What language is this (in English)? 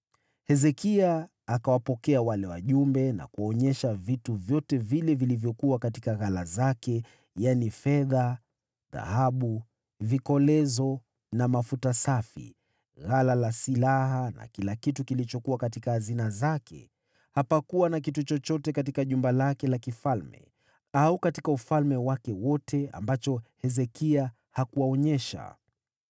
Swahili